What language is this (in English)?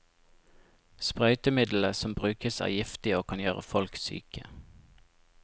Norwegian